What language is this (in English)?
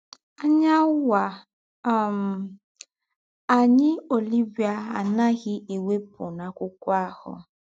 Igbo